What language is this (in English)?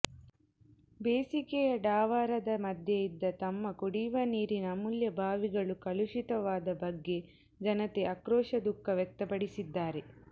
Kannada